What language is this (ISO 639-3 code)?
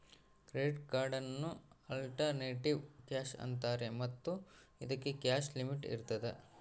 kan